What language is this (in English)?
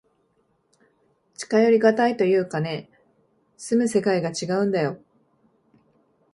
Japanese